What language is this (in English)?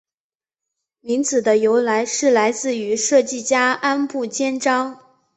Chinese